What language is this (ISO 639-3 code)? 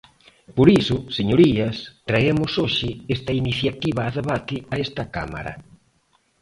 glg